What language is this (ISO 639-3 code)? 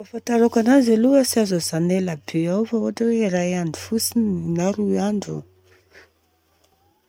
bzc